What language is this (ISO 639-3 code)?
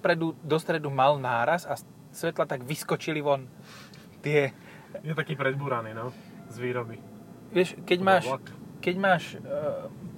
slk